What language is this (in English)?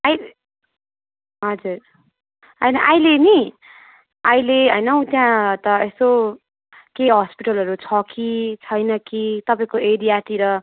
Nepali